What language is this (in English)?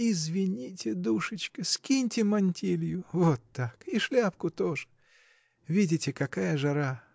Russian